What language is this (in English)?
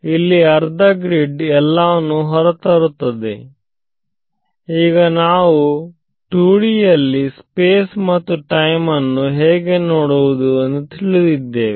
Kannada